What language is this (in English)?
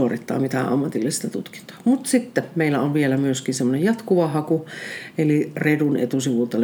Finnish